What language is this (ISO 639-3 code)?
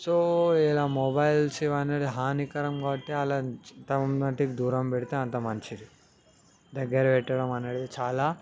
tel